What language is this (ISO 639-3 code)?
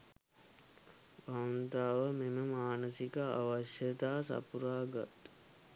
sin